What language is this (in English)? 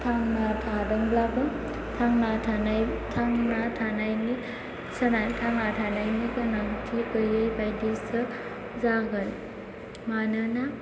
Bodo